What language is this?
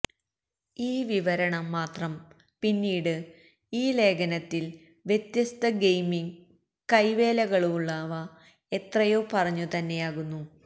Malayalam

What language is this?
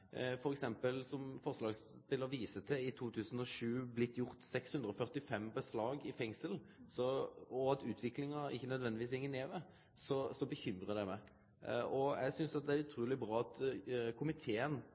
Norwegian Nynorsk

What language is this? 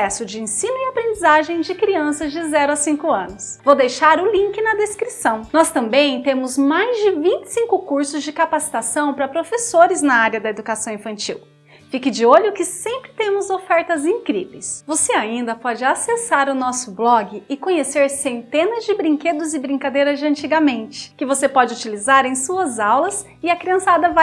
Portuguese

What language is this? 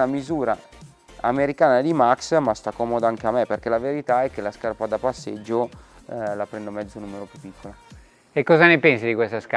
Italian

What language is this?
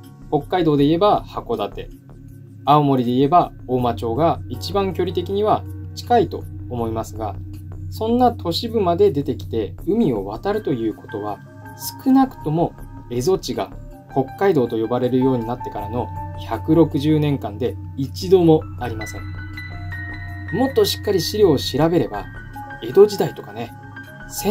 Japanese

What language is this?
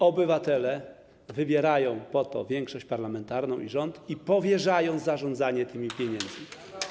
Polish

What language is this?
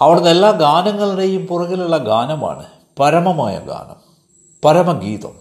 Malayalam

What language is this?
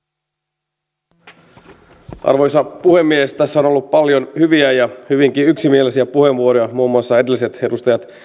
Finnish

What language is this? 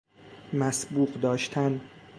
Persian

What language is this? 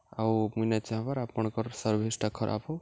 Odia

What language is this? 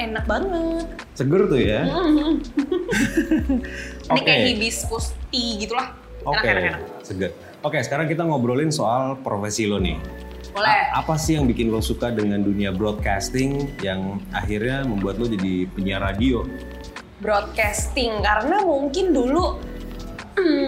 Indonesian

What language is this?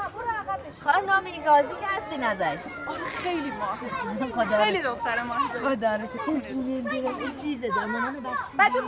Persian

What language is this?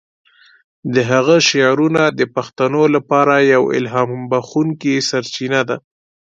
Pashto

